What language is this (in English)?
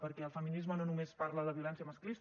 Catalan